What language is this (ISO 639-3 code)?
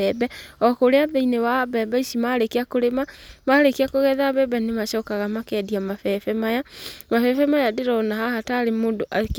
kik